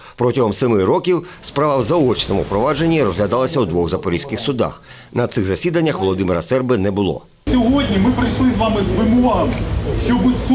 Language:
Ukrainian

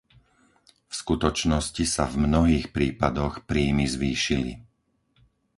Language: Slovak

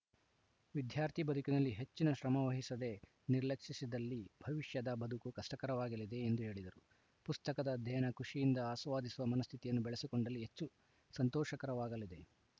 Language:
Kannada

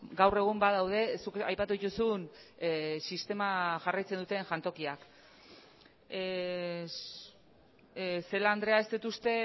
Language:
Basque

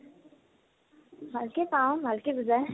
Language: Assamese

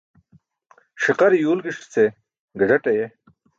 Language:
Burushaski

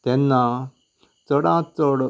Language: Konkani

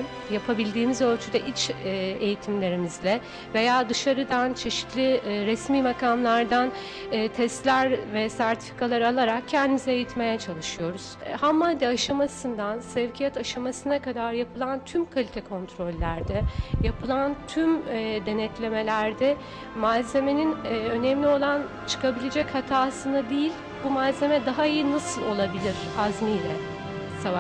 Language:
Turkish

